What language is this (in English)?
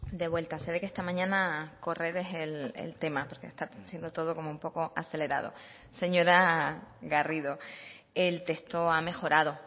Spanish